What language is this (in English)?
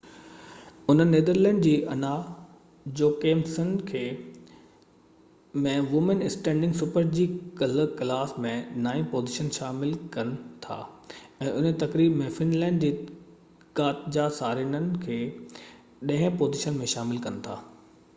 Sindhi